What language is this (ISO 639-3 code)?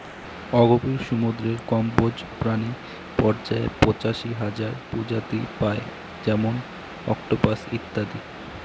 ben